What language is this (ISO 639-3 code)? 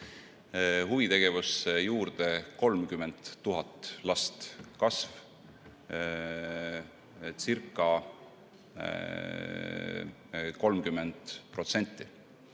est